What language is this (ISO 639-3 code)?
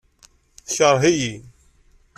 kab